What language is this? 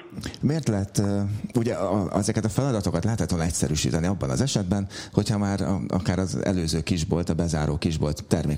Hungarian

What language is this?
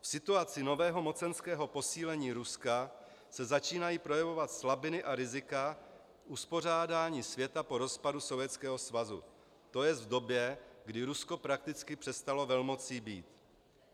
Czech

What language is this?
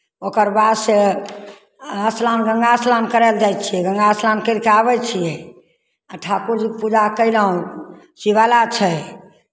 Maithili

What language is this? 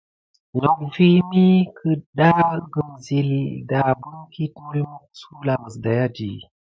Gidar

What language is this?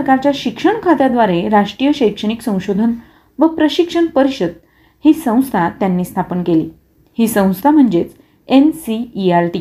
Marathi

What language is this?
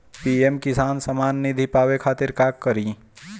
Bhojpuri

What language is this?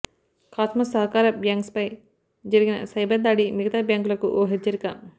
Telugu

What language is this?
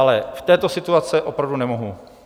Czech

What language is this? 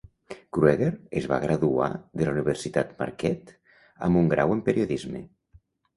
Catalan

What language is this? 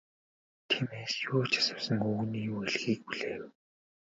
Mongolian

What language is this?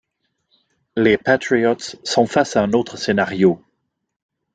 French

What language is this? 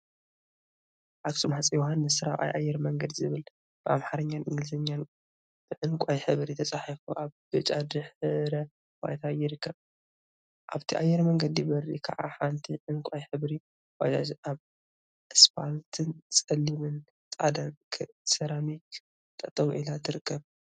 Tigrinya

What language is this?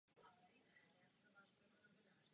Czech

